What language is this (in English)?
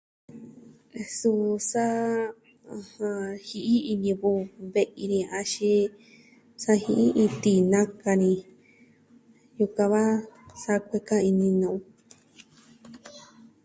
Southwestern Tlaxiaco Mixtec